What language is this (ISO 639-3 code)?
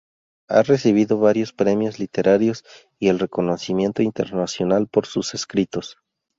spa